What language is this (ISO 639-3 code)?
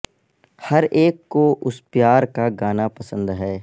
urd